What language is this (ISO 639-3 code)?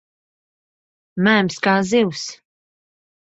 lav